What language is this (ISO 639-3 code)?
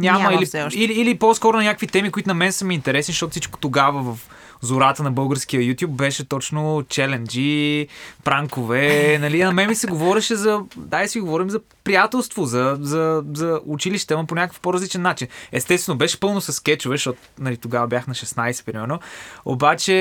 bul